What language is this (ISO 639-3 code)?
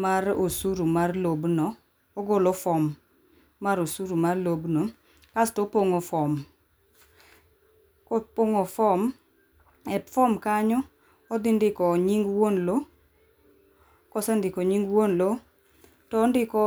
luo